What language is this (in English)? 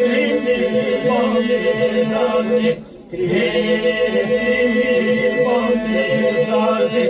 Romanian